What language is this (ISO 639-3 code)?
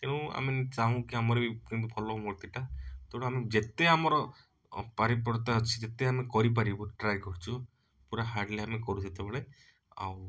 ori